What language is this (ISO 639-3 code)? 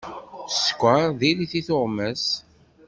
kab